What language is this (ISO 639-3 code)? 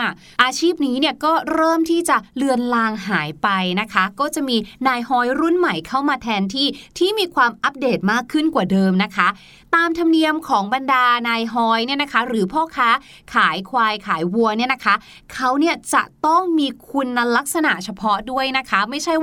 tha